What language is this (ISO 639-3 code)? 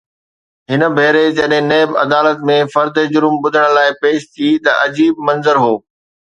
snd